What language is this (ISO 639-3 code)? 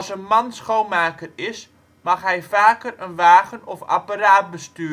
nld